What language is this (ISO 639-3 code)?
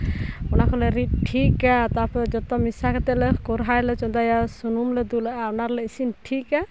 sat